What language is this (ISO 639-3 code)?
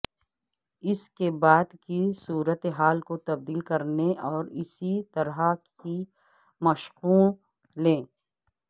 urd